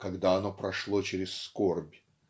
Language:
Russian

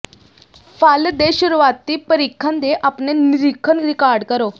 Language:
Punjabi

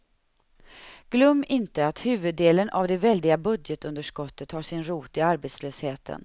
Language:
Swedish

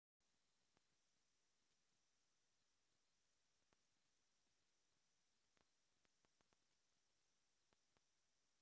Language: Russian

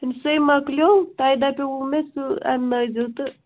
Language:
Kashmiri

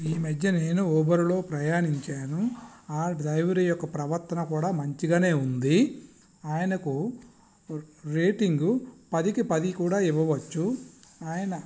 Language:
Telugu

